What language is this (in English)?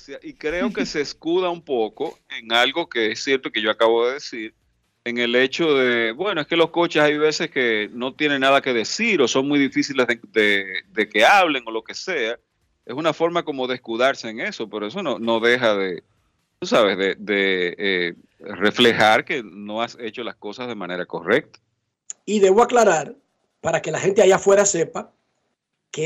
Spanish